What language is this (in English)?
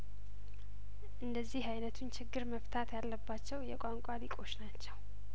Amharic